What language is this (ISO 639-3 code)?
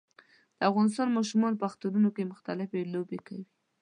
pus